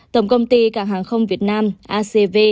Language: Vietnamese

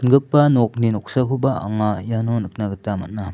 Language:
Garo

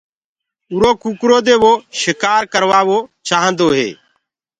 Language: Gurgula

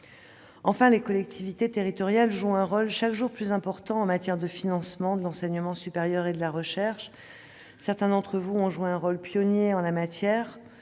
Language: French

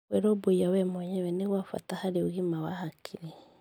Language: Kikuyu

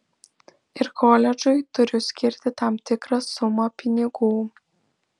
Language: Lithuanian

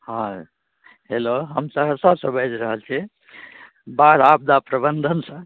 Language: Maithili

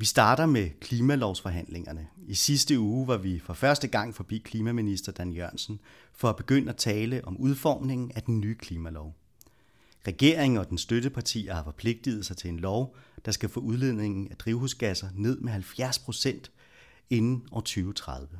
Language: Danish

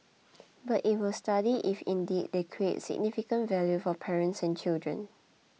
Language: English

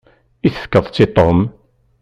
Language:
Kabyle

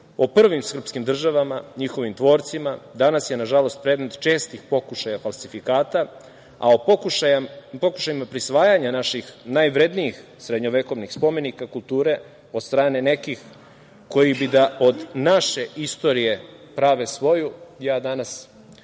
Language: Serbian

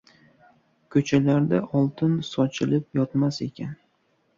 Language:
Uzbek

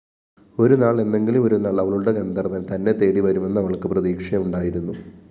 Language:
Malayalam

